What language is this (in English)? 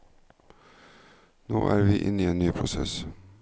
Norwegian